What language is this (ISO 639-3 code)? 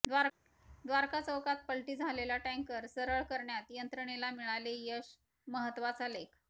mar